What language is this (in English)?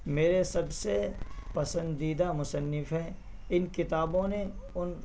Urdu